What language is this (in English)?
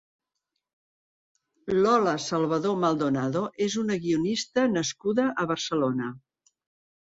Catalan